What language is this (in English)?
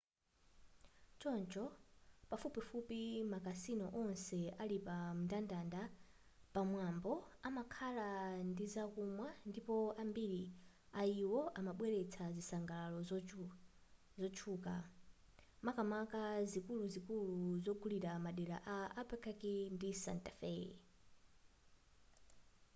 Nyanja